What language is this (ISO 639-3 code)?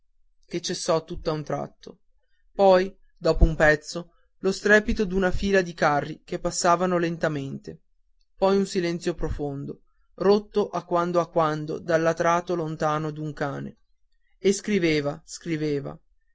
ita